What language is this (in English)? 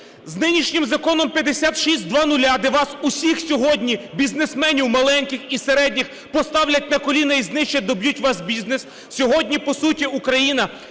Ukrainian